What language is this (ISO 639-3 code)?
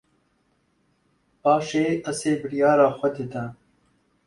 kur